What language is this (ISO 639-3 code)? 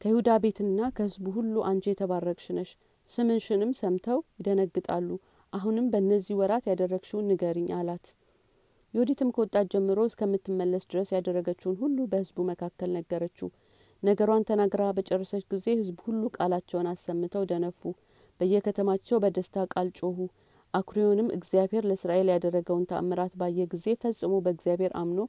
amh